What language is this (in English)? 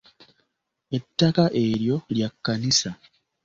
Ganda